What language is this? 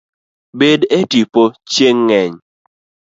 Luo (Kenya and Tanzania)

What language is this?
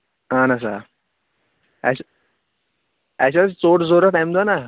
Kashmiri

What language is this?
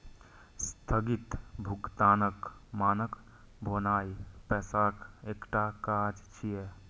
Maithili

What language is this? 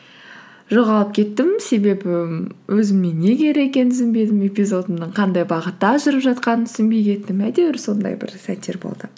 Kazakh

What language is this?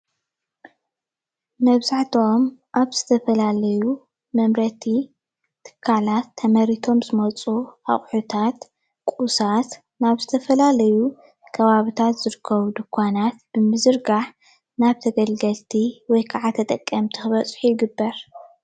Tigrinya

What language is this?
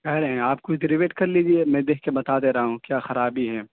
Urdu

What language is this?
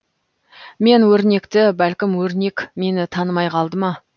Kazakh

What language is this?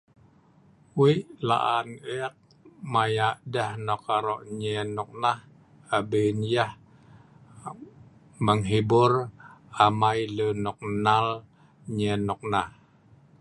Sa'ban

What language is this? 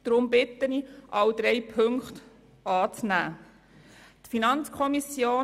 Swiss German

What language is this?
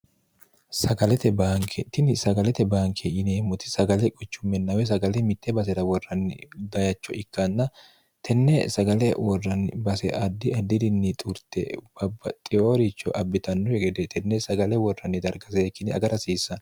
Sidamo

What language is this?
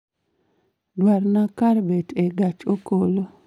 Luo (Kenya and Tanzania)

